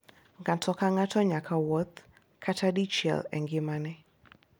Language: Luo (Kenya and Tanzania)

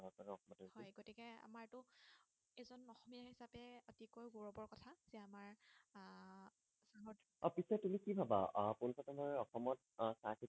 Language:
Assamese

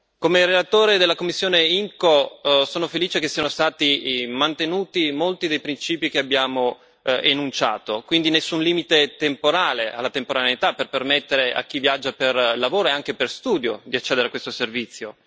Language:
Italian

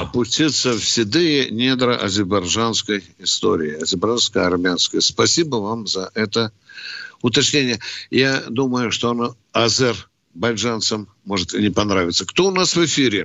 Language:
Russian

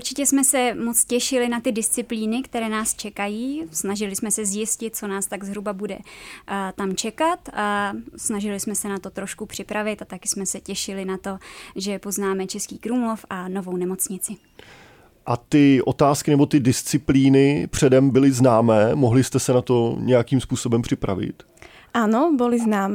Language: Czech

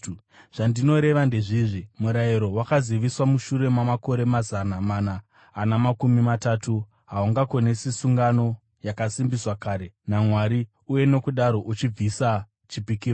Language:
Shona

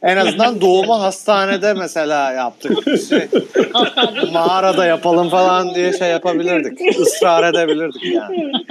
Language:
Turkish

